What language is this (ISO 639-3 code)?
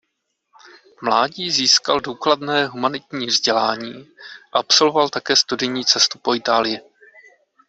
ces